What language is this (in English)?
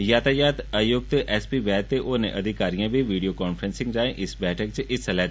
Dogri